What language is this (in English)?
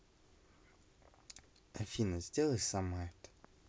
Russian